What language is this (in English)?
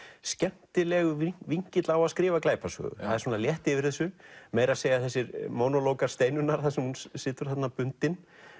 Icelandic